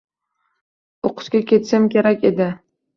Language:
Uzbek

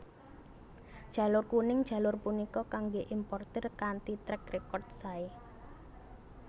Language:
Javanese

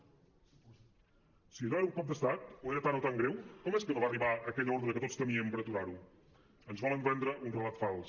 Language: Catalan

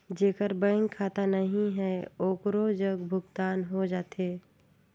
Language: Chhattisgarhi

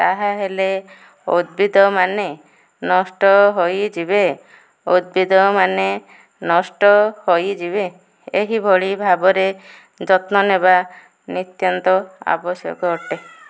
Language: Odia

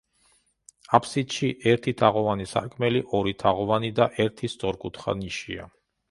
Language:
Georgian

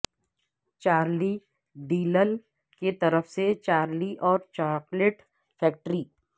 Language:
Urdu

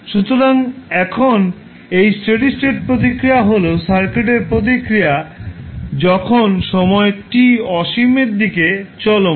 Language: Bangla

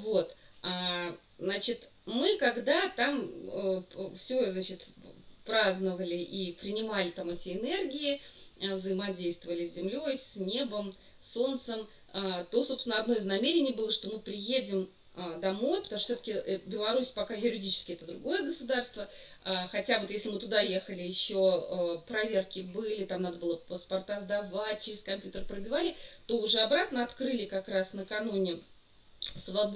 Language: Russian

